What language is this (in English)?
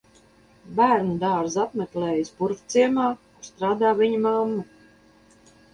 Latvian